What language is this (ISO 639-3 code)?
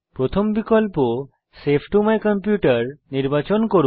ben